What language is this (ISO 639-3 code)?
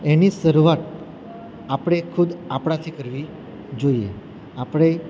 guj